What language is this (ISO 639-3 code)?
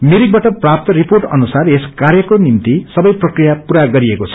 nep